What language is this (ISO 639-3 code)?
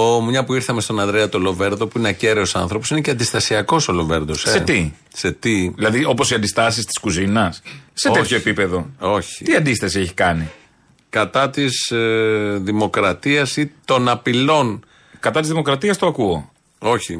ell